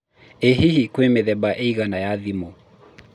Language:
Kikuyu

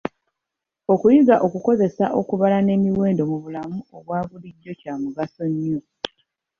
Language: Ganda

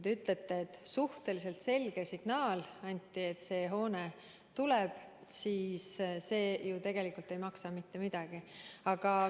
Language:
Estonian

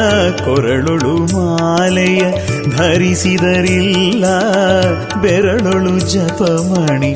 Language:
Kannada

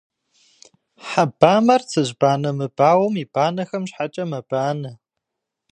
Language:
Kabardian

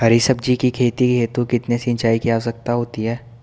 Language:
Hindi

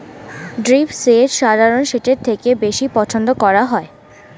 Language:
Bangla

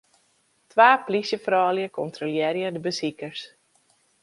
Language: Western Frisian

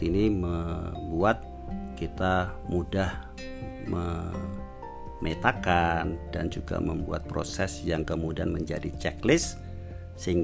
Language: Indonesian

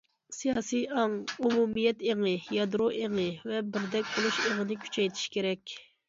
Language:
Uyghur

